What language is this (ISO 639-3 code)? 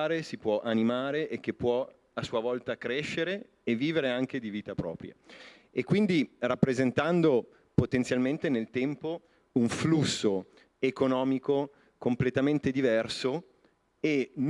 ita